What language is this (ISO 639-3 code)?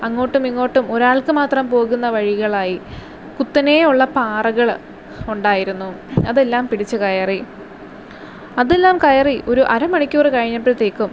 mal